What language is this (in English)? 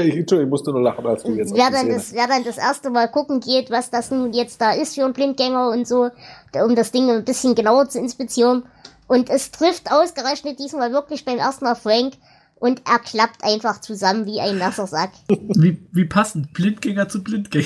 German